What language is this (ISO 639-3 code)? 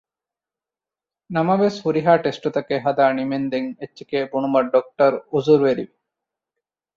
div